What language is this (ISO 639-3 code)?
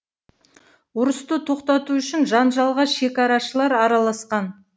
kaz